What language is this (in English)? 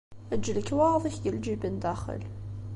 Kabyle